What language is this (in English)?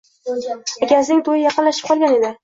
Uzbek